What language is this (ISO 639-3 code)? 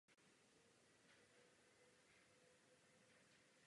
ces